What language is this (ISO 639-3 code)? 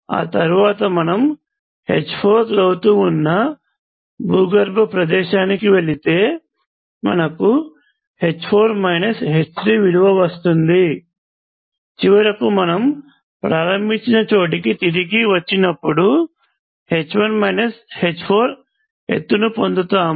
tel